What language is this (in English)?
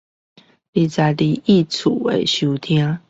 Chinese